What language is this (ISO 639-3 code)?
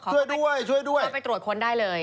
tha